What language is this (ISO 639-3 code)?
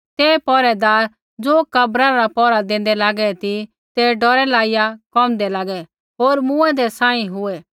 kfx